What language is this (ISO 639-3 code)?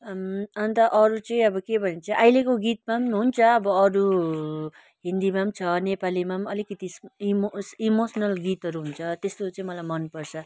nep